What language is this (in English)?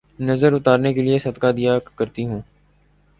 Urdu